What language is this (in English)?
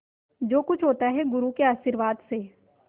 Hindi